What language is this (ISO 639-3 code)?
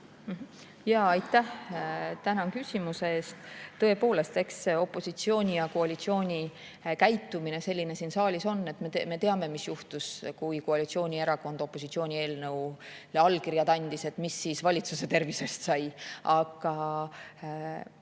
est